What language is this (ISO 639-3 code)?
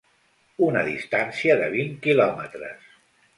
cat